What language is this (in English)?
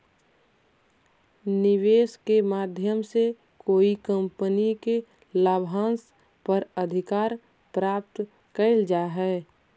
Magahi